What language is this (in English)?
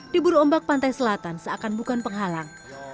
Indonesian